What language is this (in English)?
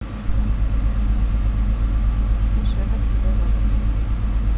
Russian